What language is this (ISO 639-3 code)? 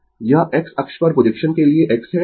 hin